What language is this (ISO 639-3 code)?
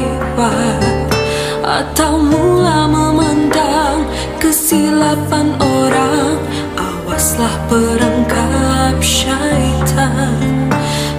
msa